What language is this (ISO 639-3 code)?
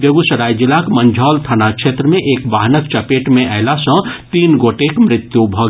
mai